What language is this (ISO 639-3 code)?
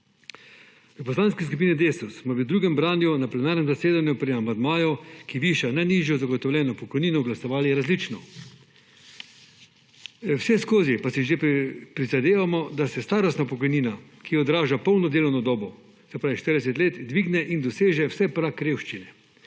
slv